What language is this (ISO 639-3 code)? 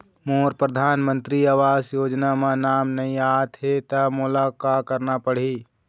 hne